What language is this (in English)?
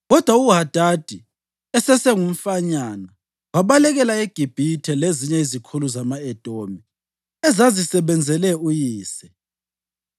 North Ndebele